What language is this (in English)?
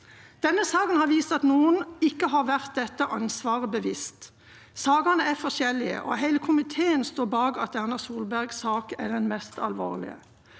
Norwegian